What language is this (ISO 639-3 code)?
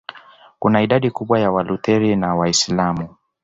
swa